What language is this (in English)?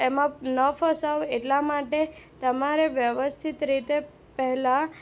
Gujarati